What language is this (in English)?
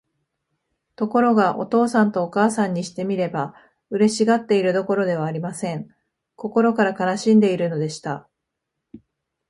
Japanese